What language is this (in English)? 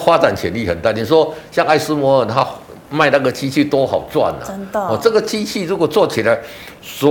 Chinese